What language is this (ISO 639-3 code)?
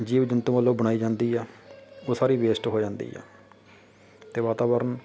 pan